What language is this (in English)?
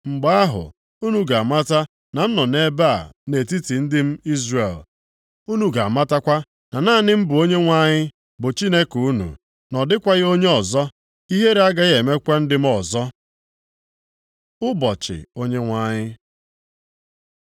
Igbo